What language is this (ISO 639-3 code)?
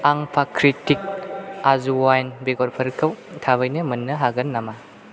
brx